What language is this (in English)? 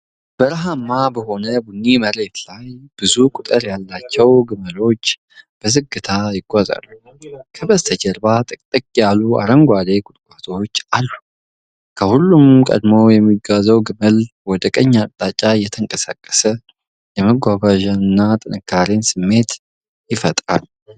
Amharic